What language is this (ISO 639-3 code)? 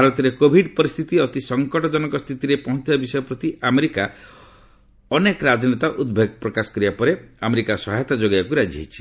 ori